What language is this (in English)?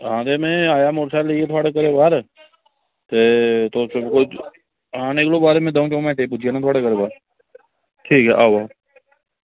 Dogri